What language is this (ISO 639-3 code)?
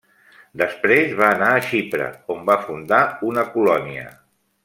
cat